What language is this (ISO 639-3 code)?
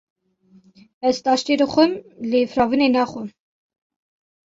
kur